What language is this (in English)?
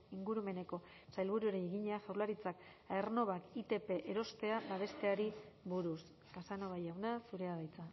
Basque